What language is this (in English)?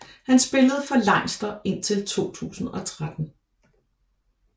Danish